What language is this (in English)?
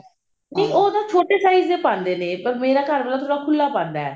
Punjabi